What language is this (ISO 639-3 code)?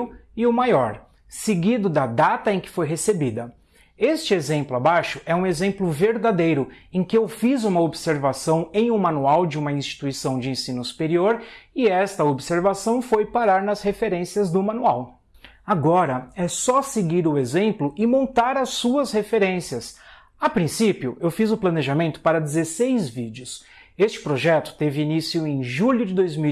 por